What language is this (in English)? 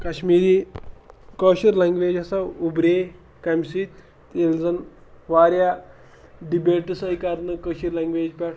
Kashmiri